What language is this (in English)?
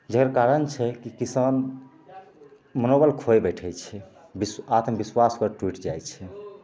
Maithili